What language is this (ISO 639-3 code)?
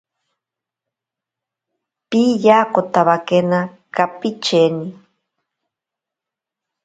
prq